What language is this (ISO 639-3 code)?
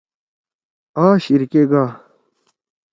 trw